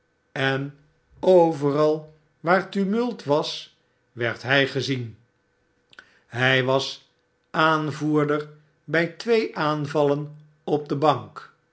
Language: Dutch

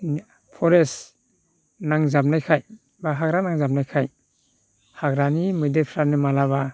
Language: Bodo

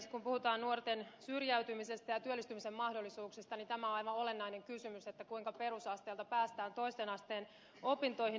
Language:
Finnish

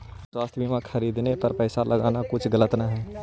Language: Magahi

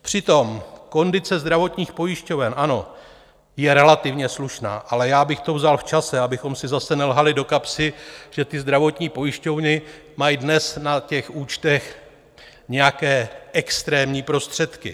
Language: Czech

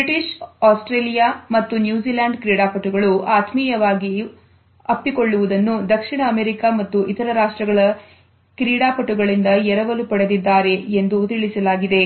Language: Kannada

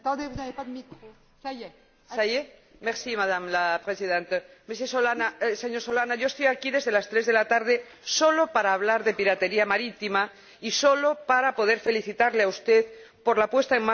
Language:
Spanish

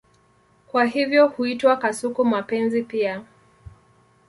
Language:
Swahili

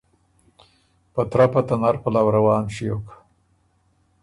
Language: Ormuri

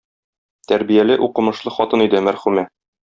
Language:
Tatar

